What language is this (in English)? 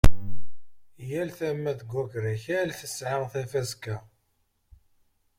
Kabyle